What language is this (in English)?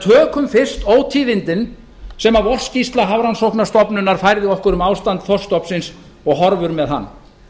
Icelandic